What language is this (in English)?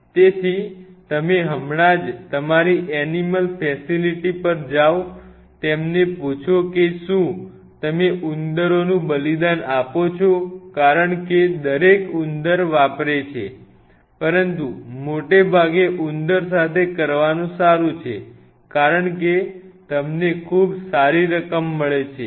Gujarati